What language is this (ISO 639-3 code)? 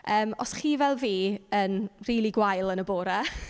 cym